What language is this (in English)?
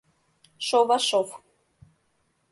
Mari